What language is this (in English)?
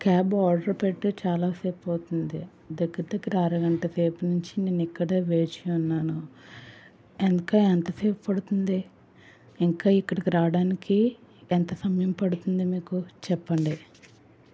Telugu